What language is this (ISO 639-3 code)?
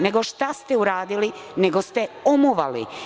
srp